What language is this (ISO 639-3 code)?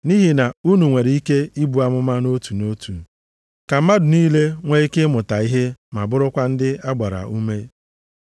ibo